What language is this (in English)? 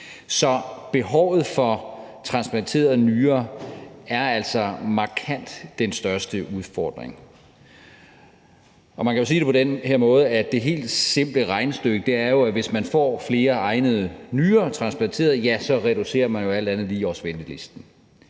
Danish